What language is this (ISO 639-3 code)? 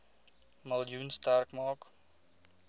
afr